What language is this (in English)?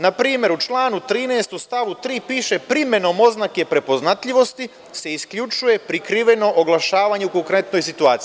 Serbian